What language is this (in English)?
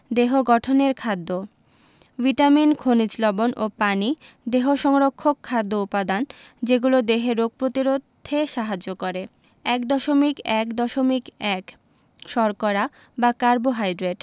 Bangla